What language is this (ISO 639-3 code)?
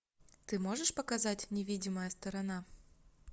rus